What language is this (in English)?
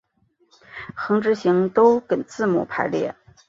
Chinese